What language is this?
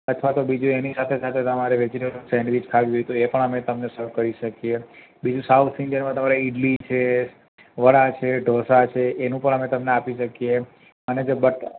Gujarati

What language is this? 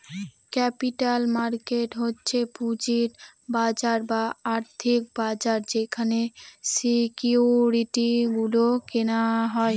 Bangla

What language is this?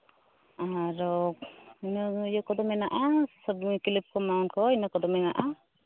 Santali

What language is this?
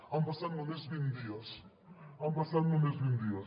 Catalan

